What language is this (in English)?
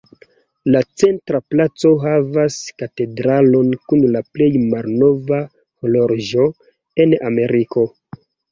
Esperanto